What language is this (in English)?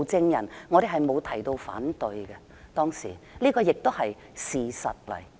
Cantonese